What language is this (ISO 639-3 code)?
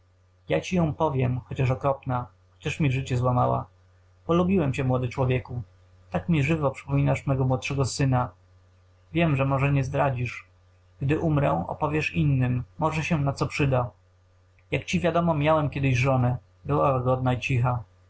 pol